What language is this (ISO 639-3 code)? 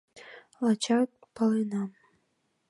chm